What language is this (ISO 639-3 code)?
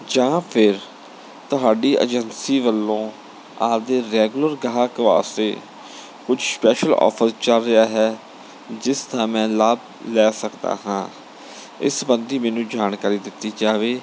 pan